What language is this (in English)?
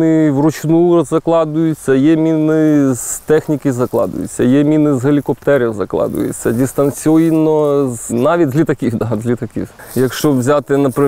Ukrainian